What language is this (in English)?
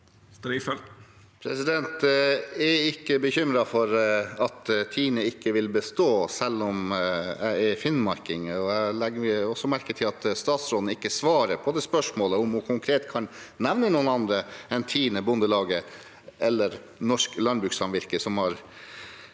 Norwegian